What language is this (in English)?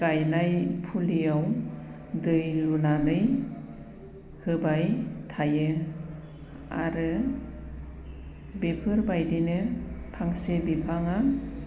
Bodo